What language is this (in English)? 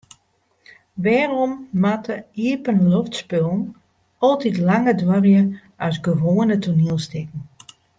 Western Frisian